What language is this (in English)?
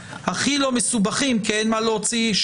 Hebrew